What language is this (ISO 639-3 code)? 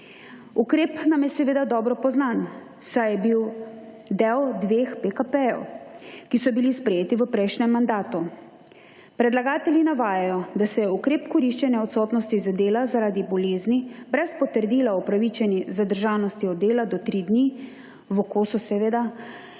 slv